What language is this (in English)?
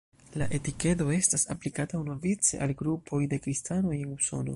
Esperanto